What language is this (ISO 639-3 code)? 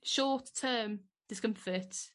cym